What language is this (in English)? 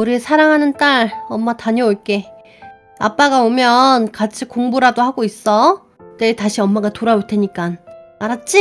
Korean